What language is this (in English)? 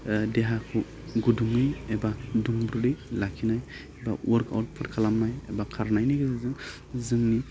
Bodo